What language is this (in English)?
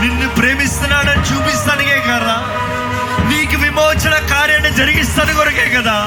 Telugu